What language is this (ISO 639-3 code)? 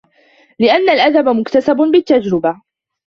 ara